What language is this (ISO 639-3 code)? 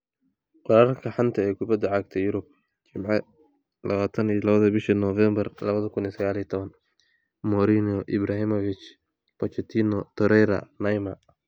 som